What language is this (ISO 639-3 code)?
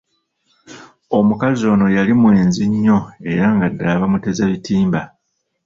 lug